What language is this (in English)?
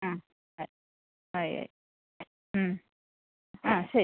Malayalam